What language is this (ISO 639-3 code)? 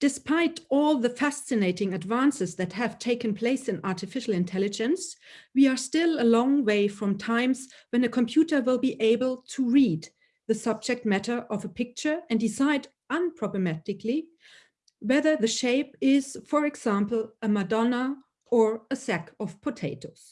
deu